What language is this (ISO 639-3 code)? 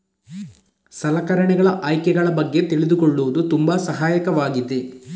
kan